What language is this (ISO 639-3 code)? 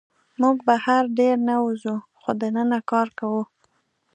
pus